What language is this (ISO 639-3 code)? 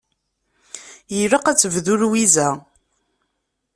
kab